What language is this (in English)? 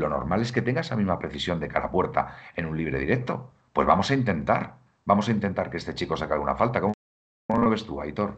Spanish